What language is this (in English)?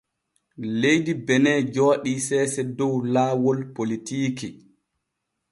Borgu Fulfulde